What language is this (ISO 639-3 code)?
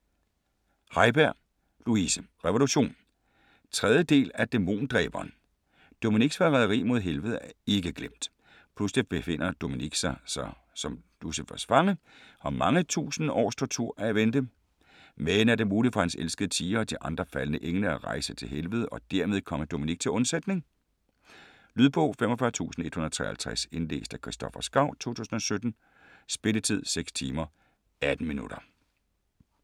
dan